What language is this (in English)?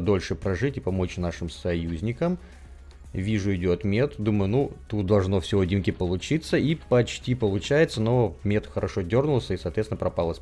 Russian